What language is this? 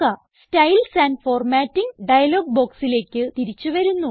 Malayalam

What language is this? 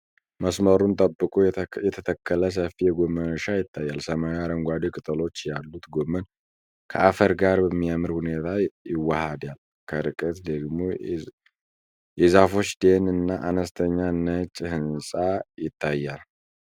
Amharic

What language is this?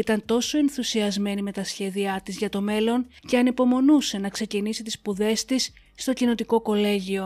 Greek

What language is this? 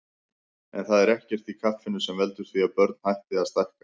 Icelandic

